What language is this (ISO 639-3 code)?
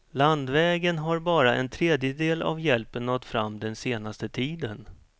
swe